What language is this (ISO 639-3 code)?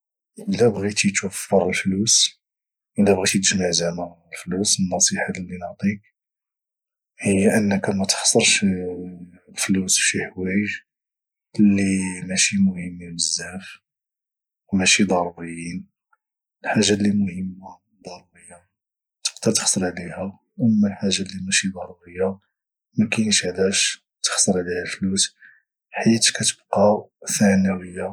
ary